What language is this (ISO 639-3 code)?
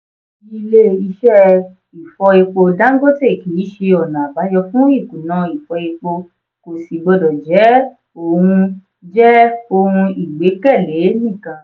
yor